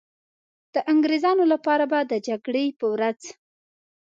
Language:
Pashto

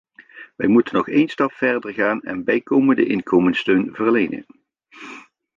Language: Dutch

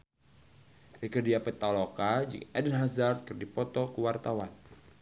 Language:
Sundanese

